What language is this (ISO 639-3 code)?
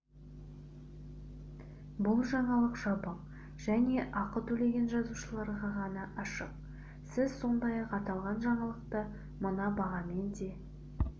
kaz